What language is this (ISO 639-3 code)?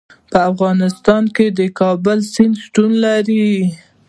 pus